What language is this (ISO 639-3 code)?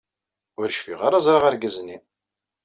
kab